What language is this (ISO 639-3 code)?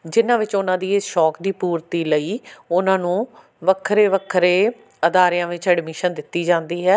pan